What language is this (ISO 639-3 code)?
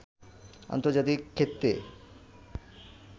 ben